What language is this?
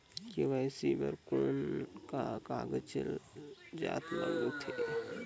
Chhattisgarhi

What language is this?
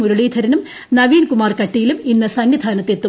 Malayalam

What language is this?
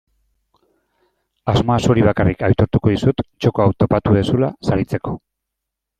Basque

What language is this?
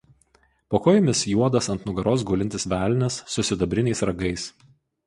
Lithuanian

